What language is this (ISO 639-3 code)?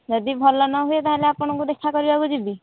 ori